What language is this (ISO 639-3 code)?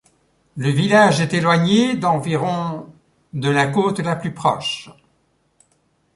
fra